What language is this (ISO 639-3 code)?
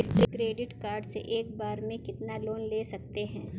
hin